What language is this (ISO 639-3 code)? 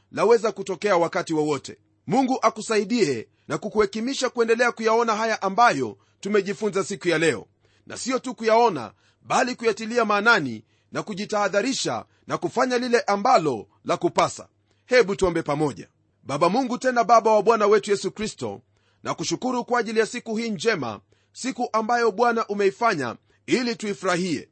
swa